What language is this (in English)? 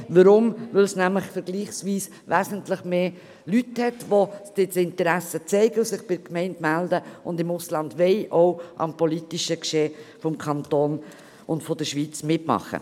Swiss German